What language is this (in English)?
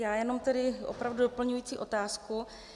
Czech